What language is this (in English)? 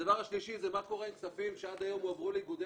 Hebrew